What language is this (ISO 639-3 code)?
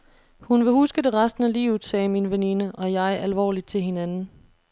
dan